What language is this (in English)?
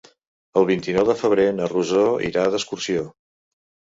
Catalan